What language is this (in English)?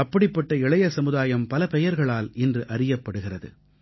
Tamil